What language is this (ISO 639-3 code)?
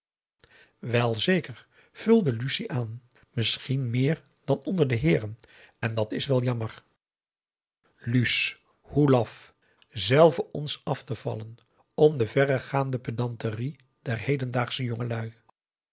nld